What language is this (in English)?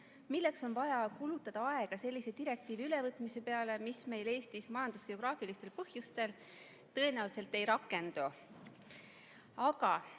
Estonian